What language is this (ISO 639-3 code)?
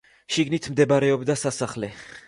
kat